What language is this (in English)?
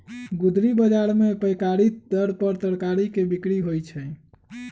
Magahi